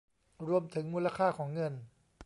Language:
Thai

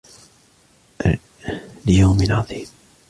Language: Arabic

